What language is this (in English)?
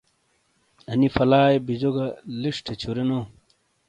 Shina